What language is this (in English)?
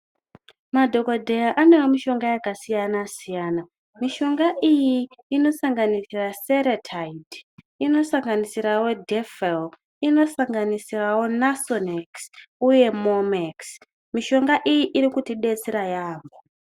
Ndau